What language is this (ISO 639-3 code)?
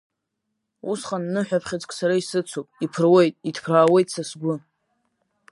abk